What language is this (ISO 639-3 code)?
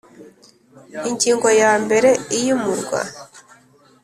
kin